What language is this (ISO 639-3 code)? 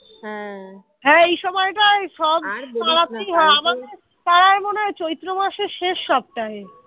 ben